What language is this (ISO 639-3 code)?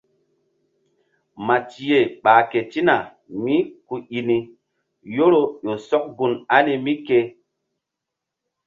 mdd